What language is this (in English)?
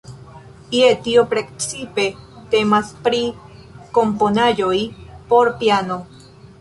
Esperanto